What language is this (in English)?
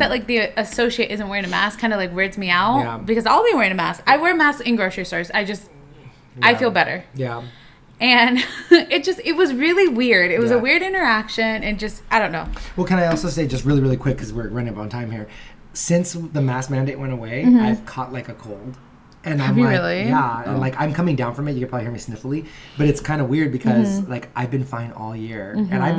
English